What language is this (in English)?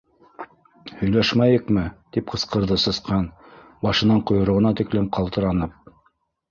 Bashkir